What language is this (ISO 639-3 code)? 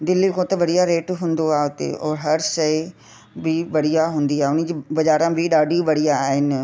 snd